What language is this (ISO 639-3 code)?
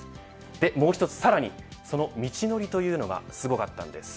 jpn